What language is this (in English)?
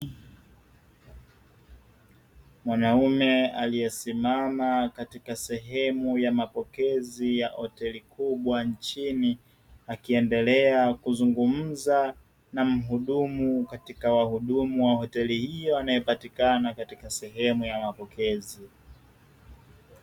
Swahili